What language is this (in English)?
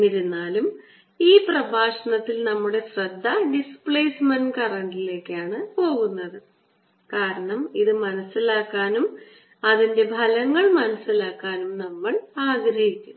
Malayalam